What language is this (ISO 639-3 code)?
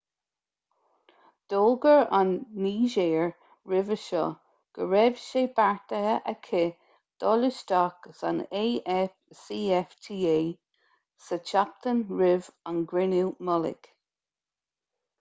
gle